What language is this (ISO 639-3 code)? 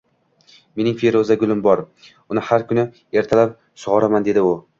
uzb